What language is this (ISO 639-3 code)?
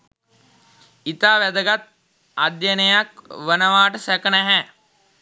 sin